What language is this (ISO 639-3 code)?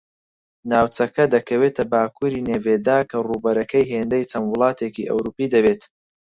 ckb